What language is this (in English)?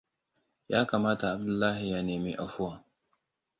Hausa